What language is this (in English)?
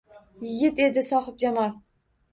Uzbek